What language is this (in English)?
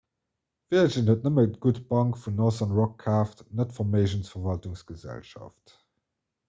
Luxembourgish